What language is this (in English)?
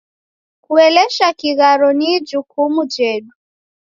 Taita